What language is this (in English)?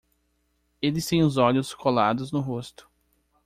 Portuguese